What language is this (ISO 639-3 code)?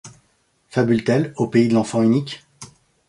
fra